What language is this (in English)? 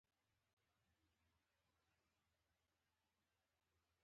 Pashto